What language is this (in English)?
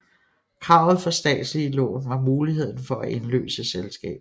Danish